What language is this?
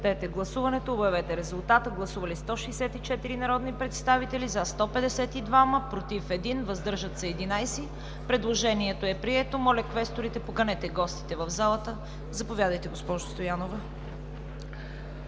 Bulgarian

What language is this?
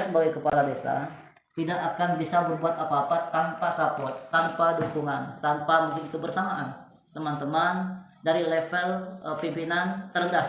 Indonesian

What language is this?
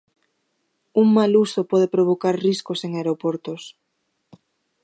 Galician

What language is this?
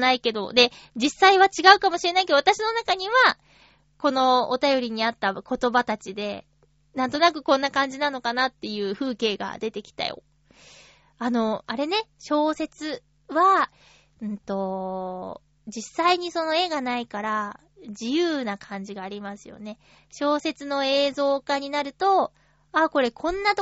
Japanese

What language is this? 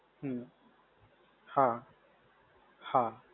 Gujarati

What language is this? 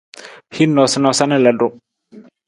Nawdm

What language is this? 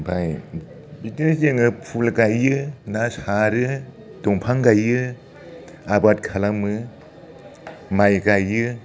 Bodo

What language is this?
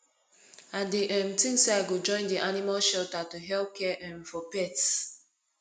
Nigerian Pidgin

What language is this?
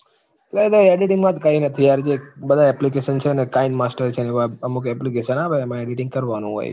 Gujarati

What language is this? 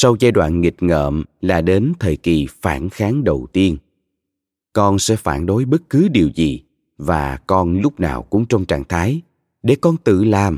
Vietnamese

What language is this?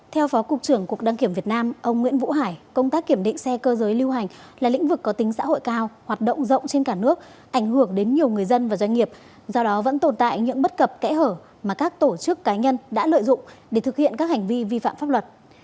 Vietnamese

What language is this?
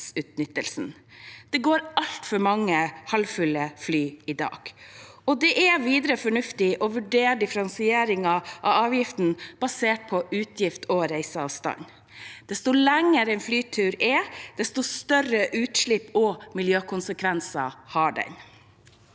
Norwegian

